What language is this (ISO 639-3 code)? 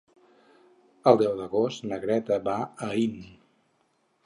cat